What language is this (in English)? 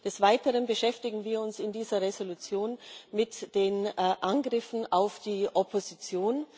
German